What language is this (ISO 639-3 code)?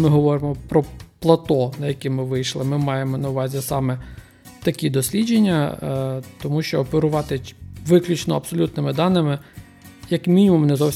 ukr